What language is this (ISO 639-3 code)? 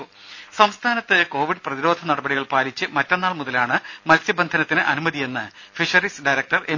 mal